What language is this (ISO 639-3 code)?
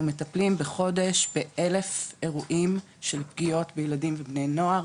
heb